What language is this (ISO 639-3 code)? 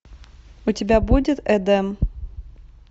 rus